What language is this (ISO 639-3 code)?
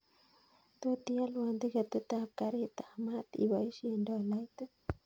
kln